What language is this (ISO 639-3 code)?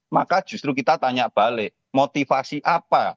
ind